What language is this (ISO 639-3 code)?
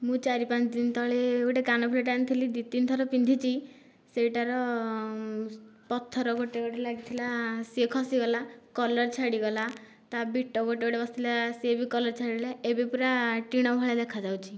ori